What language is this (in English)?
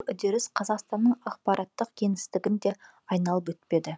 Kazakh